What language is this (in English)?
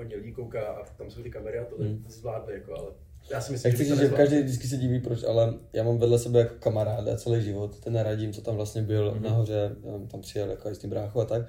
Czech